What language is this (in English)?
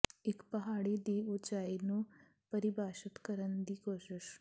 Punjabi